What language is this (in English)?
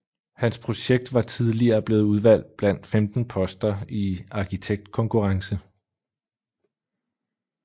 Danish